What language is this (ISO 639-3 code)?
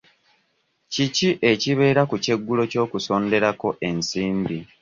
lug